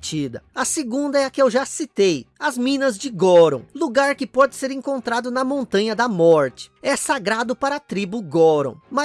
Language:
Portuguese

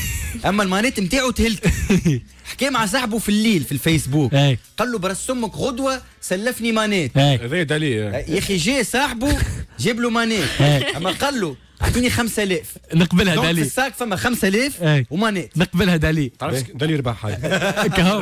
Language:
Arabic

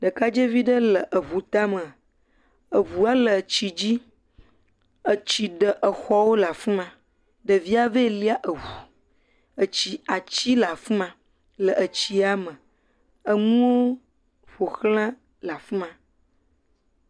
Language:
Ewe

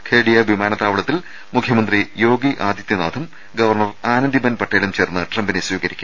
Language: Malayalam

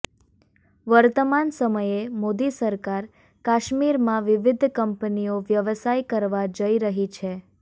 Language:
Gujarati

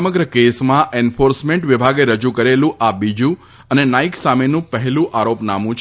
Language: Gujarati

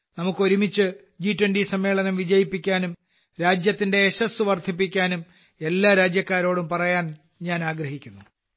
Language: Malayalam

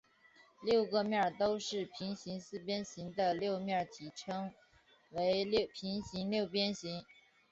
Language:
Chinese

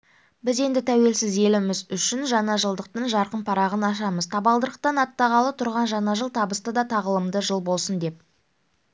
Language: Kazakh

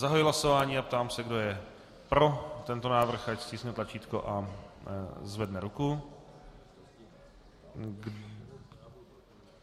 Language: Czech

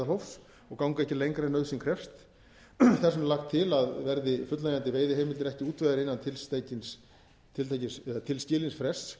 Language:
Icelandic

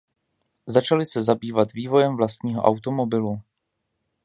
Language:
Czech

